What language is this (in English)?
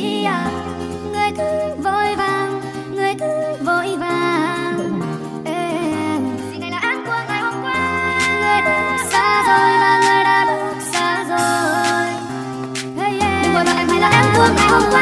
Vietnamese